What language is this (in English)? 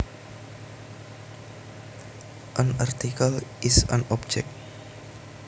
Javanese